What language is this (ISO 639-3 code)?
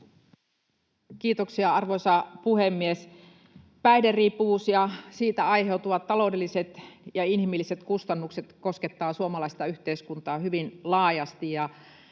fin